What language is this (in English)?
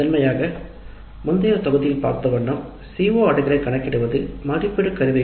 Tamil